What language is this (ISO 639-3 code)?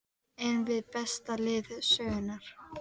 isl